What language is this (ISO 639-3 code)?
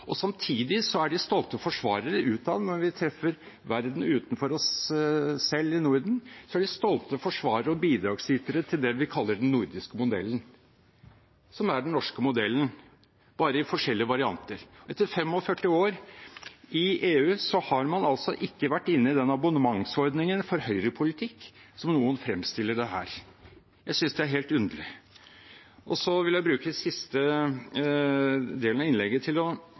nob